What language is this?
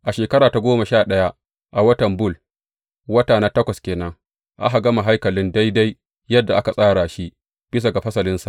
Hausa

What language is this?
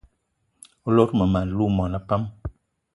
Eton (Cameroon)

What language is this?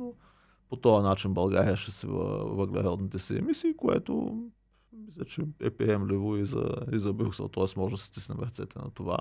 Bulgarian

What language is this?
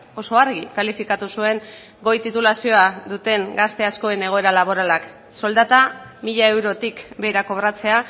Basque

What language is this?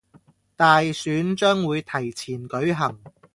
Cantonese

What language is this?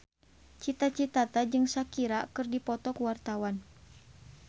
Sundanese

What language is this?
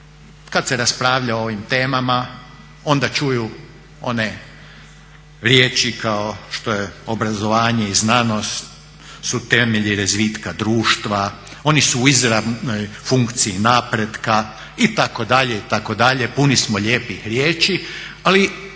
Croatian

